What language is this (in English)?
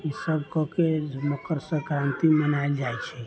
Maithili